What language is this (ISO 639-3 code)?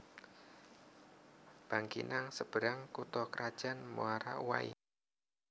jav